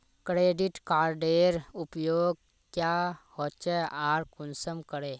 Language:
Magahi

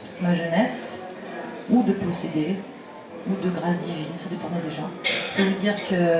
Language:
French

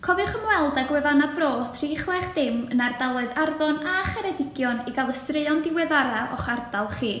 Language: Welsh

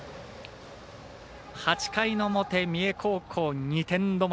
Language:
Japanese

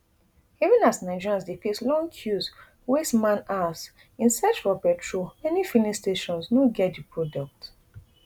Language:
Nigerian Pidgin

